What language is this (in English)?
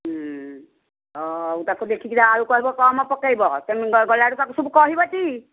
Odia